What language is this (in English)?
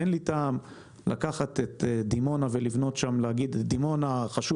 Hebrew